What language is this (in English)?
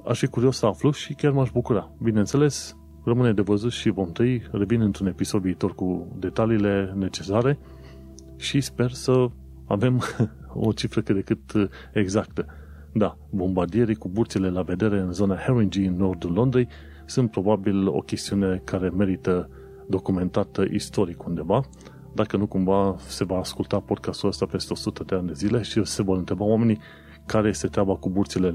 Romanian